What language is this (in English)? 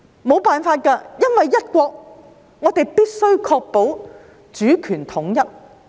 Cantonese